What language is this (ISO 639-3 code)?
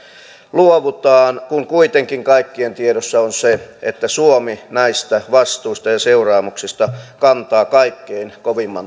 fin